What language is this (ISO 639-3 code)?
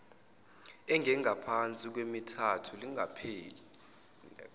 zul